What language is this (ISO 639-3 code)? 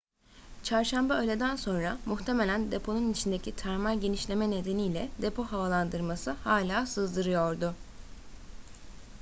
tur